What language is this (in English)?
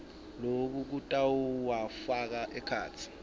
Swati